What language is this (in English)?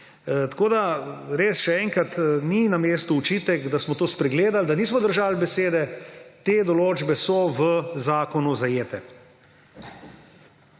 Slovenian